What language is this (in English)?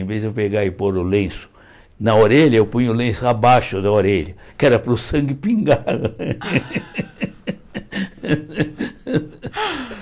Portuguese